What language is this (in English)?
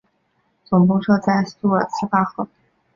Chinese